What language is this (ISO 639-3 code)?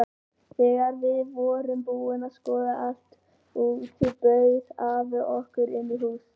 isl